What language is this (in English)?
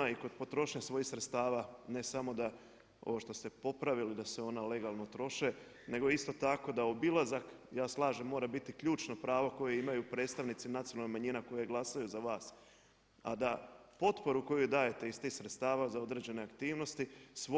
Croatian